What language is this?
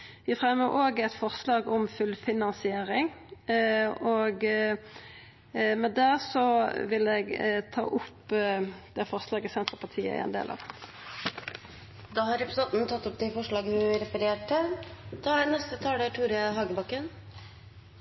Norwegian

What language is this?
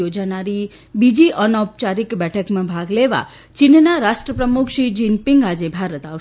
Gujarati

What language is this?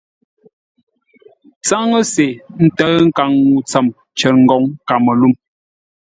Ngombale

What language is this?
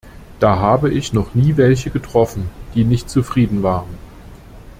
German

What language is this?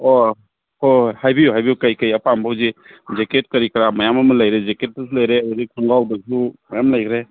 Manipuri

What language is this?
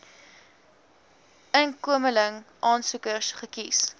Afrikaans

